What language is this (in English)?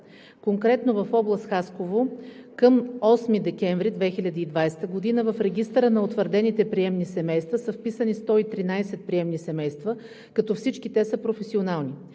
Bulgarian